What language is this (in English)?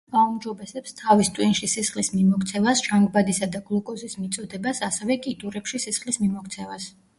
Georgian